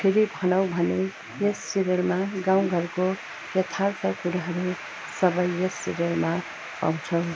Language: Nepali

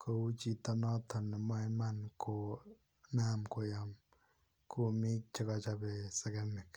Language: Kalenjin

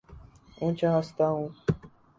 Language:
Urdu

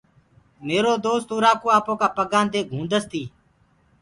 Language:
Gurgula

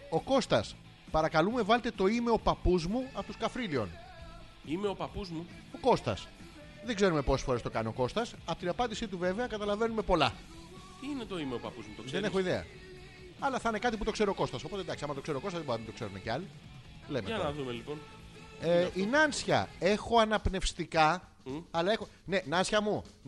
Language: Greek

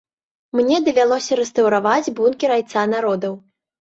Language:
Belarusian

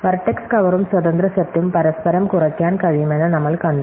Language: Malayalam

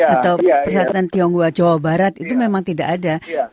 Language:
Indonesian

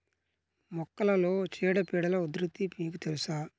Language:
Telugu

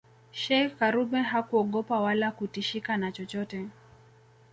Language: Swahili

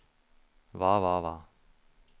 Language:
Norwegian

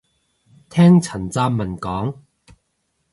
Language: Cantonese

